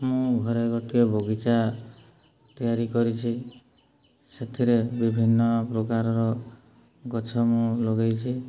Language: Odia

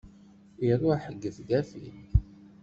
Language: Kabyle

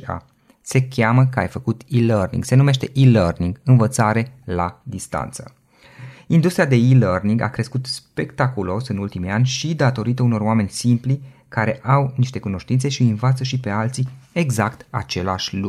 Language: Romanian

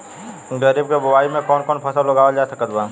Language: Bhojpuri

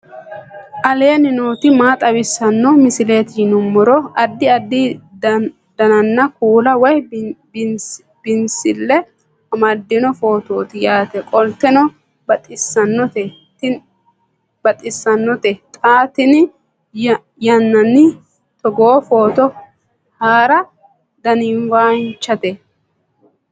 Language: Sidamo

